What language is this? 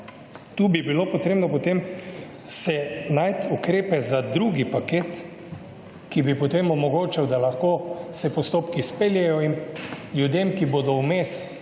Slovenian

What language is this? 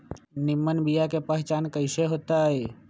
Magahi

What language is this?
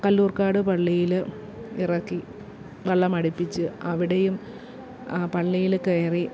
Malayalam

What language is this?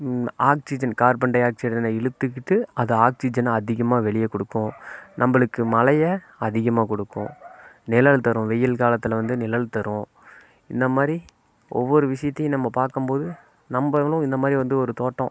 Tamil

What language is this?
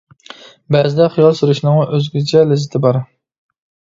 Uyghur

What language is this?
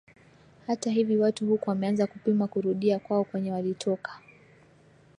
Swahili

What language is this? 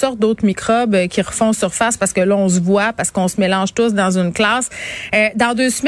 French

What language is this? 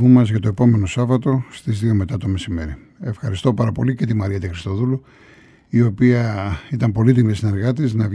Greek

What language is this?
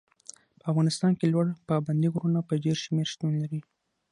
Pashto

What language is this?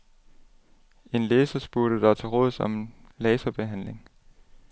Danish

